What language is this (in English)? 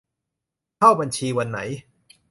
Thai